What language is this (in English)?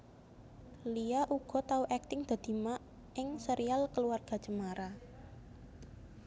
Javanese